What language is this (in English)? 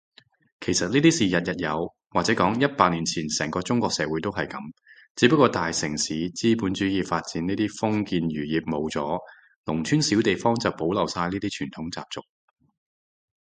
Cantonese